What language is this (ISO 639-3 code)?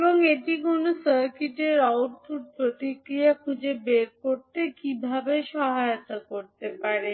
ben